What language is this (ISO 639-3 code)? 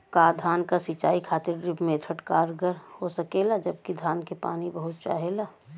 bho